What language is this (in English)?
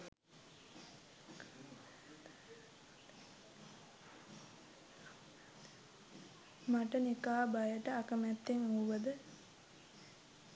Sinhala